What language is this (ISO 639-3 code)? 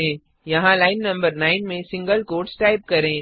hin